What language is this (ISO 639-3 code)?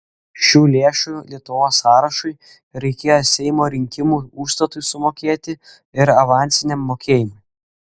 lit